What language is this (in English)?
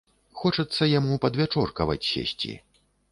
Belarusian